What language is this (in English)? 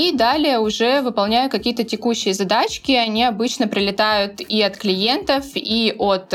Russian